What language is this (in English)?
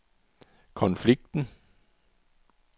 Danish